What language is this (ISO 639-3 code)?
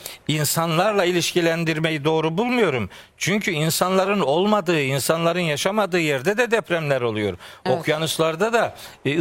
tur